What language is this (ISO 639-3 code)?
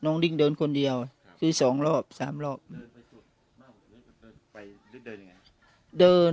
tha